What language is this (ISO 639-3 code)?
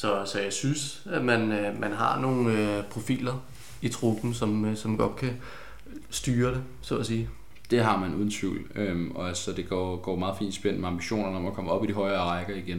dan